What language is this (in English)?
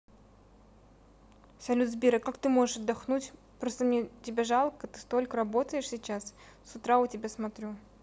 Russian